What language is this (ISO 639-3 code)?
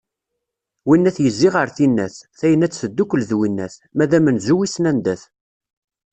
kab